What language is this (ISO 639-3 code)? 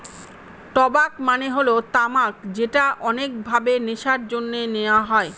ben